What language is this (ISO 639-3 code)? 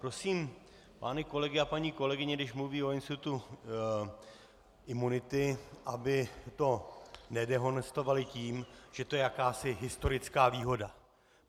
ces